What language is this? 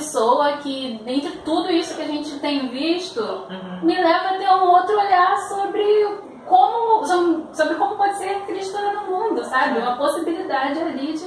Portuguese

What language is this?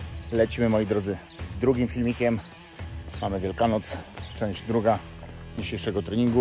Polish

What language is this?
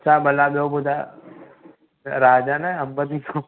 Sindhi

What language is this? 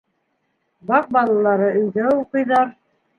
Bashkir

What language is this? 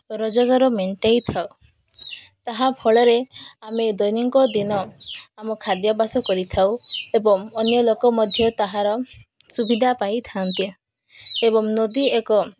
Odia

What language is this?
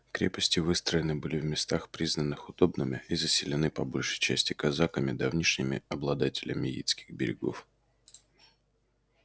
Russian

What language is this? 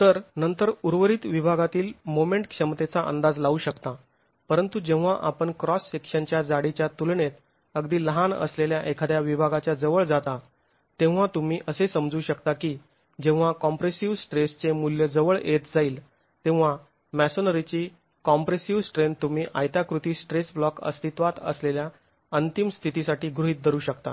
Marathi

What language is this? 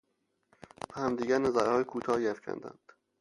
Persian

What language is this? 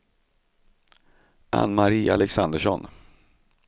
Swedish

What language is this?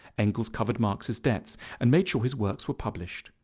English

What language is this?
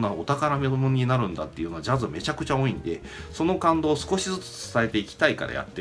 Japanese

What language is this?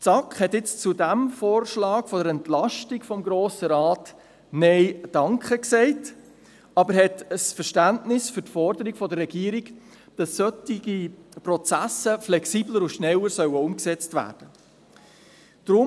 Swiss German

